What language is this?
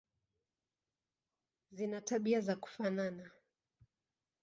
Swahili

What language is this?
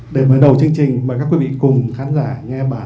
Vietnamese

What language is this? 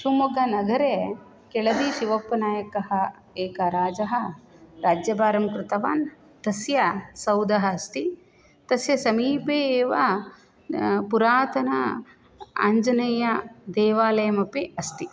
Sanskrit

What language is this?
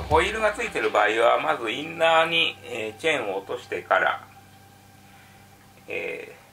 Japanese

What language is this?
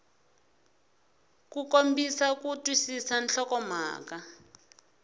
Tsonga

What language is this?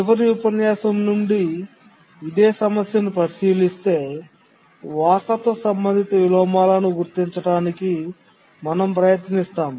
Telugu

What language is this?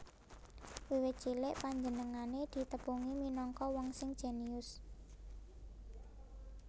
Javanese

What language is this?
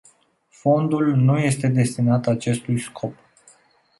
Romanian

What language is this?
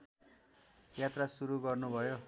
Nepali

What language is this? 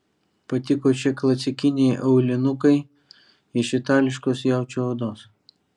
Lithuanian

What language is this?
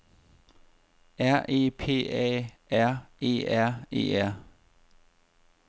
Danish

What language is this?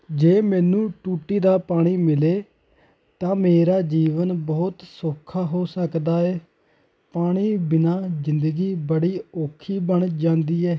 Punjabi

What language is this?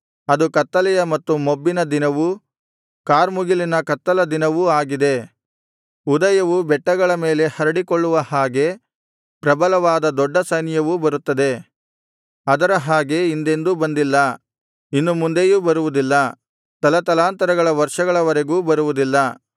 Kannada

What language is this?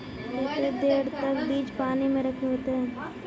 Magahi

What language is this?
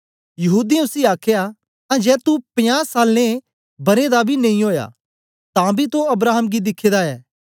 Dogri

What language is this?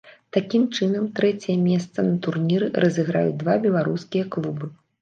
Belarusian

